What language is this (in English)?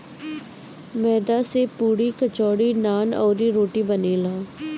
Bhojpuri